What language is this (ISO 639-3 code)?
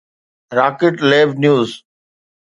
snd